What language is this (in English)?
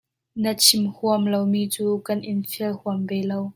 Hakha Chin